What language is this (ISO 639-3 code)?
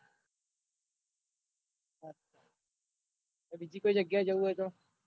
guj